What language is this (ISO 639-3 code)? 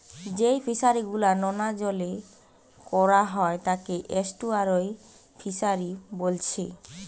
ben